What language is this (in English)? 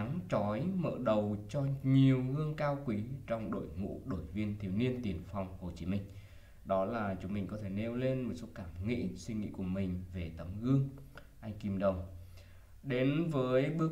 Vietnamese